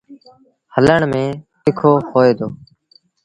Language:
Sindhi Bhil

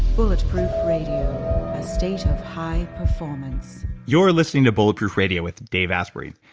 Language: English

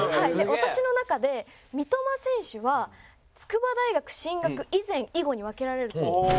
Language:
Japanese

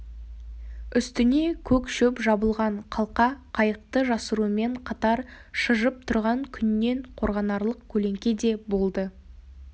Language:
Kazakh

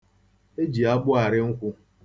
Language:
Igbo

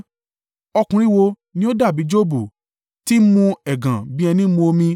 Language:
Yoruba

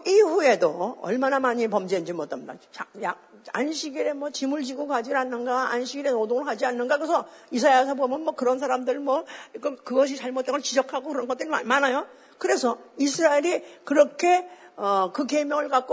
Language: Korean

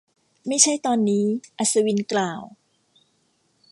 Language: Thai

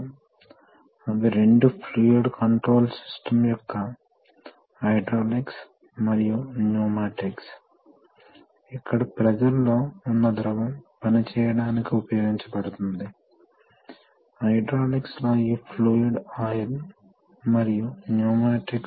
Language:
Telugu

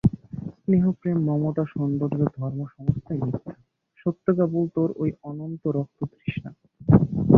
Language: Bangla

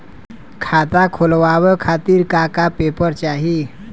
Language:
Bhojpuri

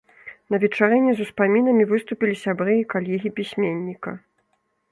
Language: Belarusian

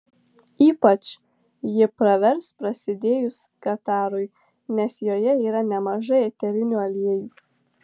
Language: Lithuanian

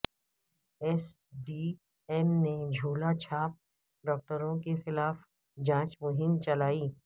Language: Urdu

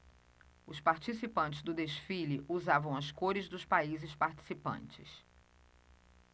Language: Portuguese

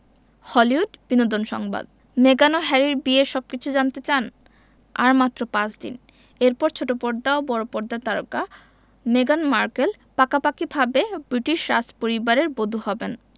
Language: Bangla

